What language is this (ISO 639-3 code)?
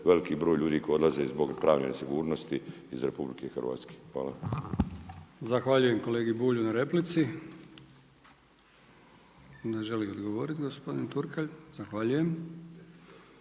hrv